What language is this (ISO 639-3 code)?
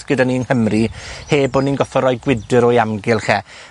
cym